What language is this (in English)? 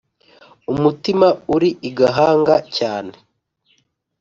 Kinyarwanda